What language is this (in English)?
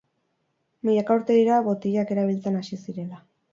Basque